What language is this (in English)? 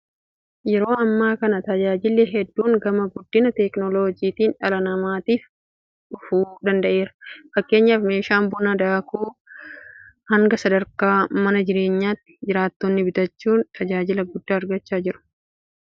Oromo